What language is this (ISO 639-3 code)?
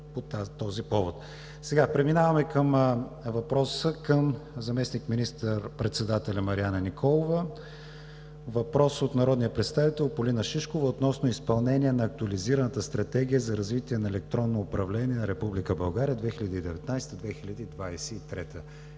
bul